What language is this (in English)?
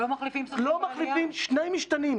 Hebrew